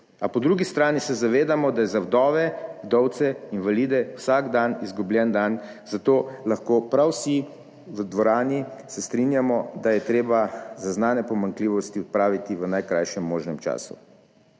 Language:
Slovenian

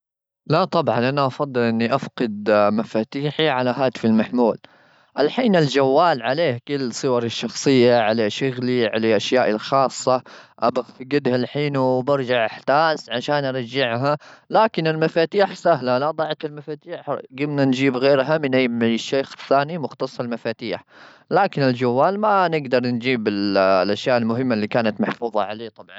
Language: Gulf Arabic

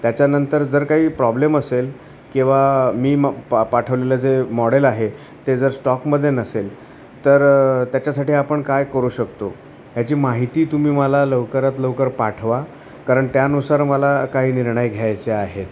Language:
Marathi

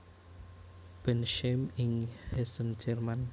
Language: Javanese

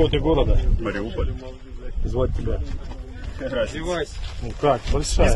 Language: Russian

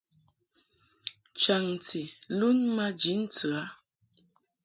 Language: Mungaka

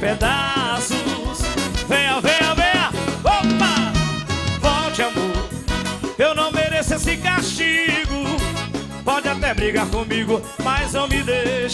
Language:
Portuguese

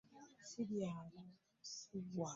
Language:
Ganda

